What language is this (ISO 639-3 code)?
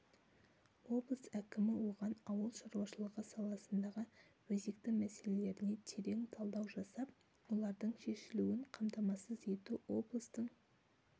kaz